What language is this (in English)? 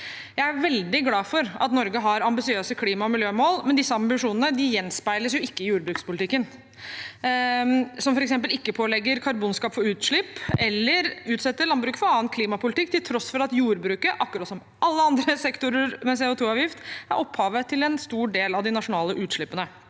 Norwegian